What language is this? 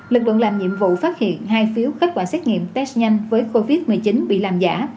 Vietnamese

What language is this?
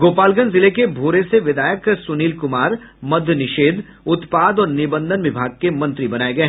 Hindi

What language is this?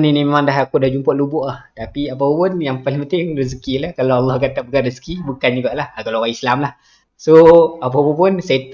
Malay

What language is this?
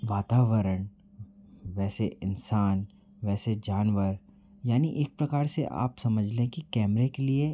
Hindi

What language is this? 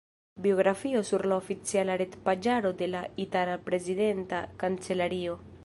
Esperanto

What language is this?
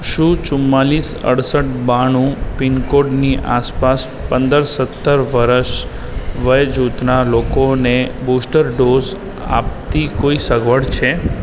Gujarati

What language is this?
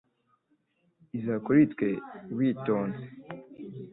Kinyarwanda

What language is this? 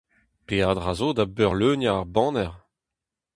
Breton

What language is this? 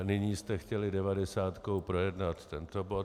Czech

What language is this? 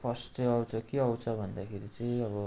Nepali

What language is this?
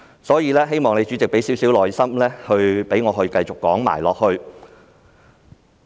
Cantonese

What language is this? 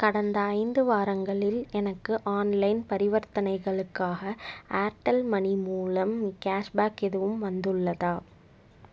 Tamil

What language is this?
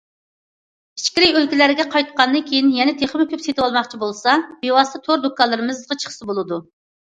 Uyghur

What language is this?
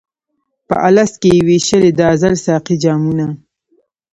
Pashto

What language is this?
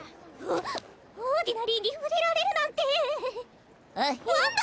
Japanese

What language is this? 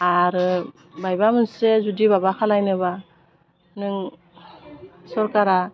Bodo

